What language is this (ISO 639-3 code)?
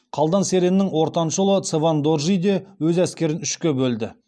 kaz